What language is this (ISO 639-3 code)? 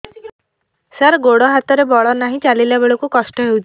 ori